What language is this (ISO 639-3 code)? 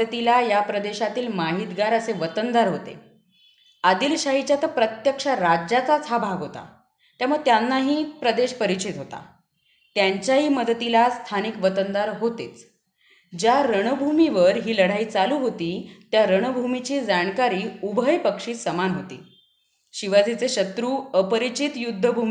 mar